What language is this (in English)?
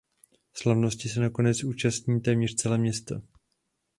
Czech